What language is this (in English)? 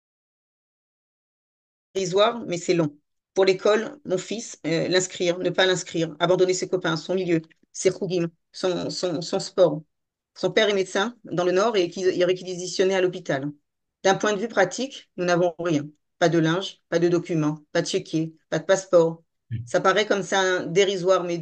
French